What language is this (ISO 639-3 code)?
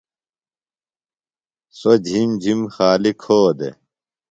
phl